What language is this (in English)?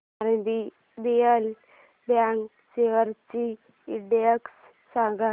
Marathi